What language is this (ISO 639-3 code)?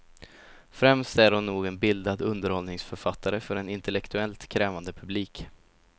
swe